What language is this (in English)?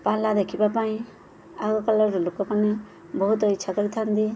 Odia